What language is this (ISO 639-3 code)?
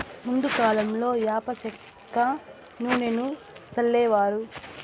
tel